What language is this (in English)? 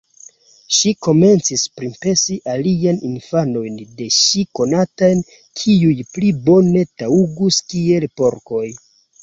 Esperanto